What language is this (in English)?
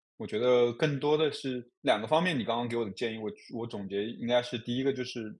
Chinese